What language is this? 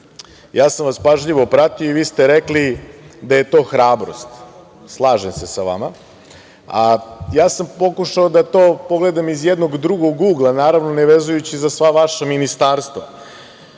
Serbian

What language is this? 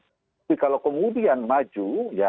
Indonesian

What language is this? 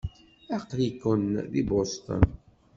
Kabyle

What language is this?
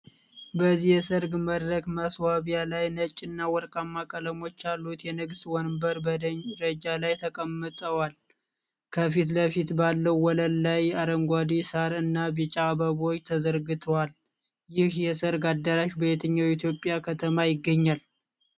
Amharic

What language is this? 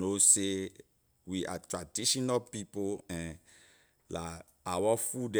Liberian English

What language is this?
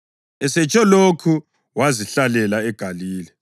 North Ndebele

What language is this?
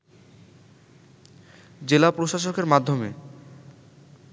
Bangla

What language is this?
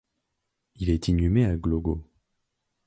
French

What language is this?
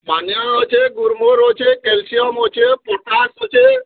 Odia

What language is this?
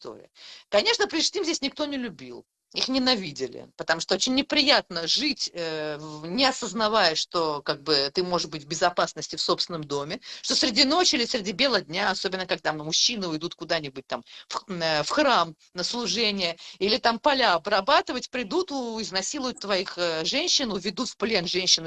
Russian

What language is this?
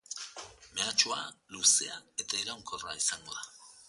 Basque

